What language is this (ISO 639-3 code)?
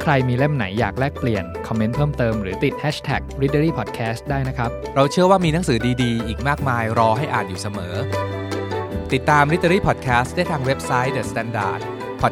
tha